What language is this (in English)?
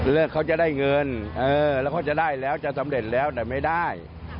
Thai